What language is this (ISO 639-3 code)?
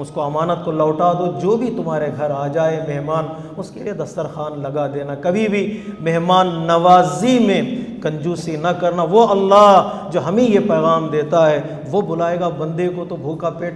ara